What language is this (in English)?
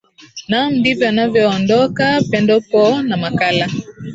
Swahili